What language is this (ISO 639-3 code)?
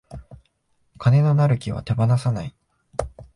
jpn